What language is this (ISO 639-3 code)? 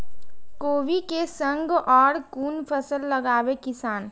mai